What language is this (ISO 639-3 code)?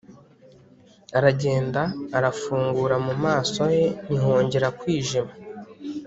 kin